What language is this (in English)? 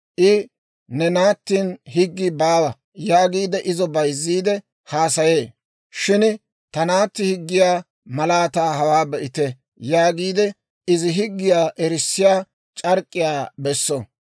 Dawro